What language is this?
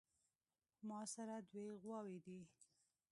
Pashto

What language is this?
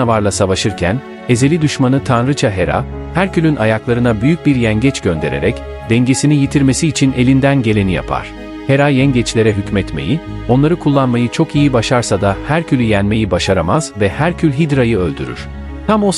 Turkish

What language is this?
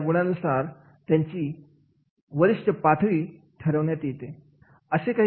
Marathi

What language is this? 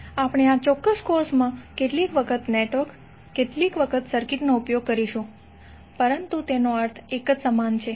Gujarati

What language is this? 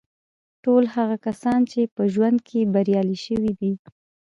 Pashto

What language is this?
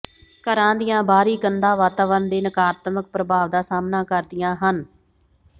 Punjabi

